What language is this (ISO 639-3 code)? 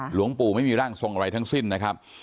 tha